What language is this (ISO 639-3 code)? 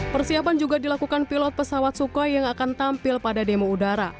ind